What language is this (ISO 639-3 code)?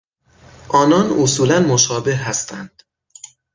fas